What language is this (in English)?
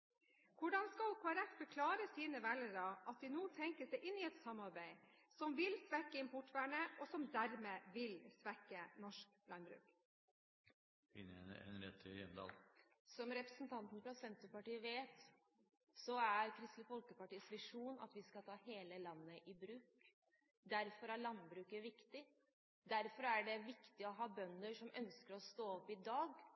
Norwegian Bokmål